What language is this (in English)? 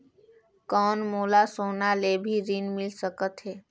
Chhattisgarhi